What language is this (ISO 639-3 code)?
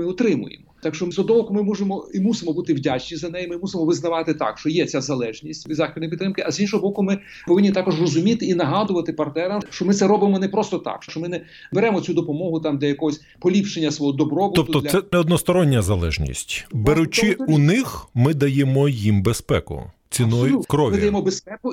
ukr